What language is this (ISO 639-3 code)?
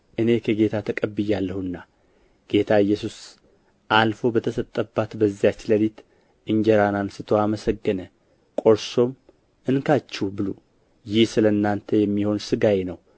amh